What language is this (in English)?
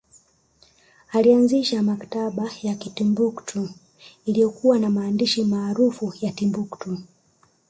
Swahili